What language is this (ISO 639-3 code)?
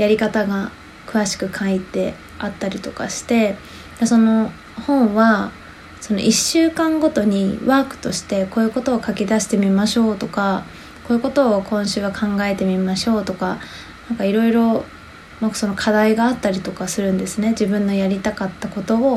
jpn